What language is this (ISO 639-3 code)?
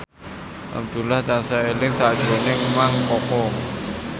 jav